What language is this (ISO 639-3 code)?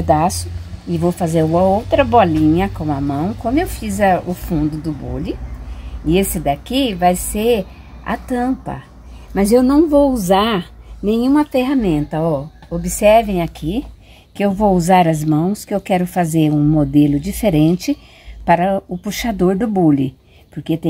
por